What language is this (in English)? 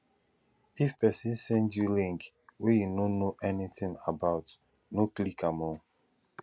Nigerian Pidgin